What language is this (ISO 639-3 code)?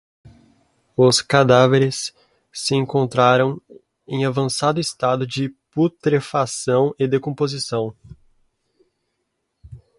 por